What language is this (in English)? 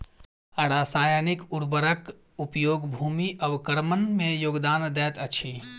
Maithili